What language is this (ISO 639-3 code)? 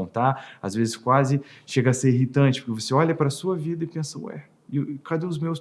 por